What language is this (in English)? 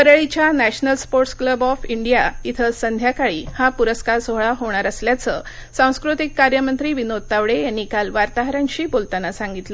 Marathi